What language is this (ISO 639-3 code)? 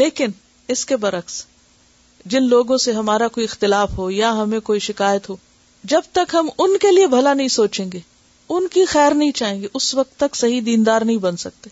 urd